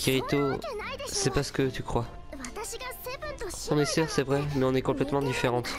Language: French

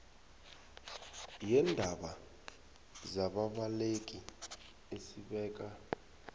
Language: South Ndebele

